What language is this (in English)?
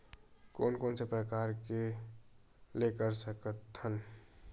Chhattisgarhi